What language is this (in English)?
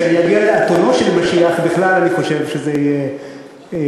Hebrew